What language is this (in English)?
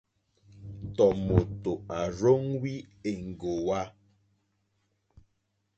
Mokpwe